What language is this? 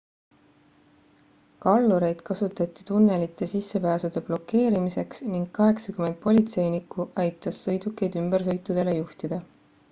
Estonian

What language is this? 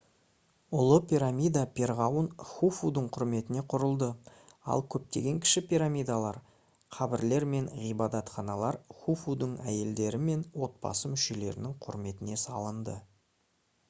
Kazakh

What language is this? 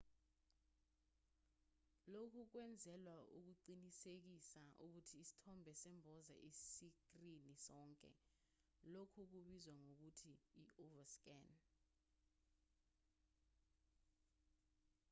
Zulu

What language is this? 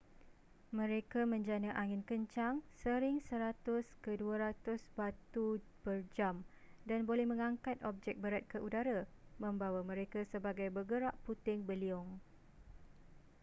Malay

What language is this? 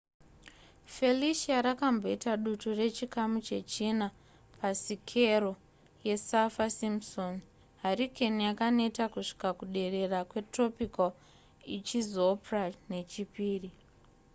Shona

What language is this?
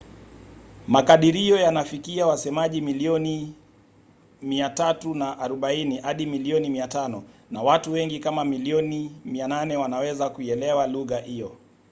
Swahili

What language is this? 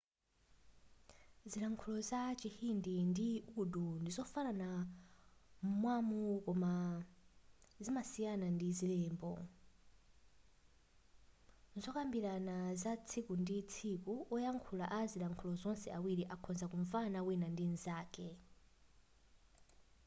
Nyanja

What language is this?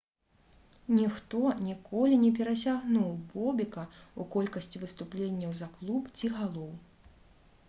Belarusian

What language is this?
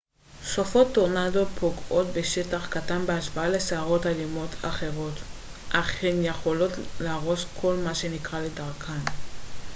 Hebrew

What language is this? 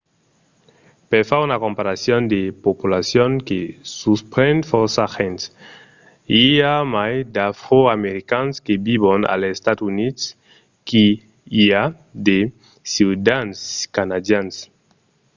Occitan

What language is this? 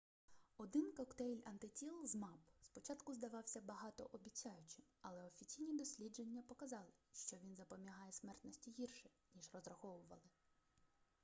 Ukrainian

